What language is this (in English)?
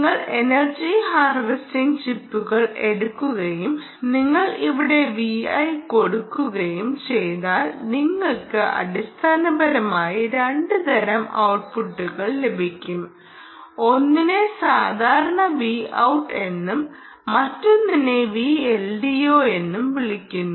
Malayalam